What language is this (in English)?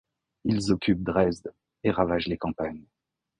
French